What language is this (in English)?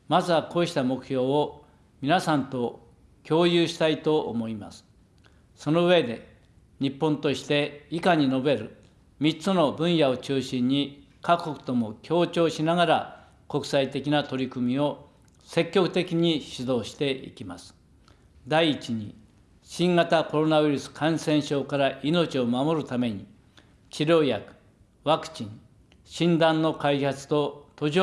Japanese